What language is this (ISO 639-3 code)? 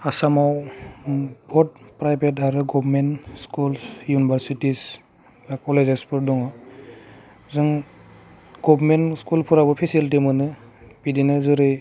brx